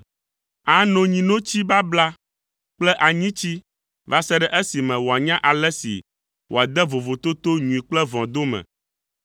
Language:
Ewe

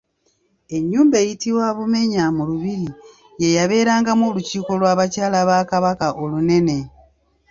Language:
Ganda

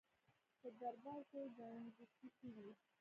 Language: Pashto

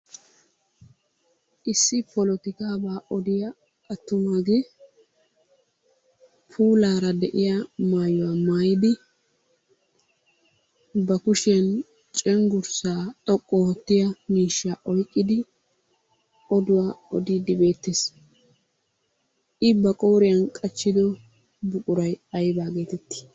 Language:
Wolaytta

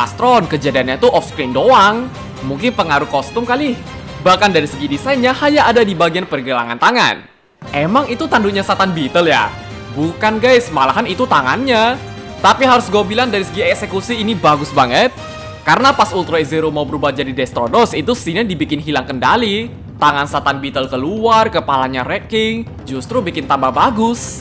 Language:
Indonesian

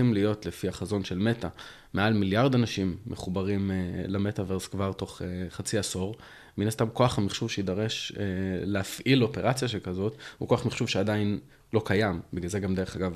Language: Hebrew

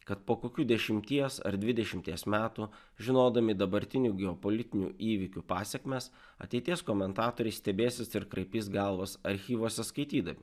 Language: Lithuanian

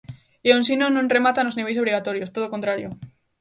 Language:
Galician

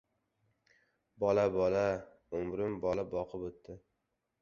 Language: Uzbek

